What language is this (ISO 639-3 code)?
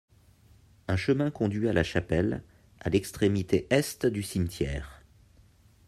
fra